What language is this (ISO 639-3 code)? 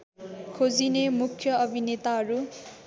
nep